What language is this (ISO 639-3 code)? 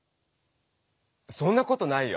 jpn